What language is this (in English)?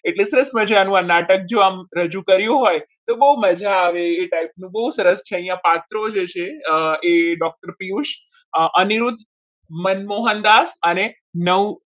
Gujarati